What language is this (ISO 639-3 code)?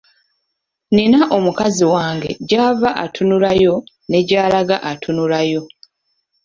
lug